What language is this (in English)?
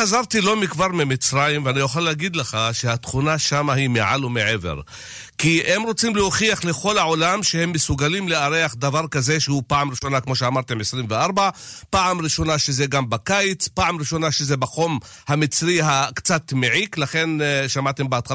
Hebrew